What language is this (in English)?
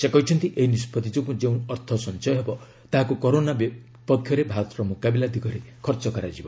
Odia